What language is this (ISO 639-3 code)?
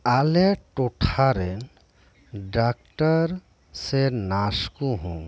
sat